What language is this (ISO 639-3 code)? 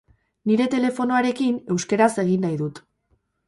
eus